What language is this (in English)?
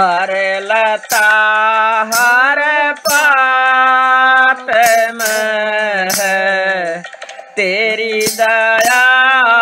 Hindi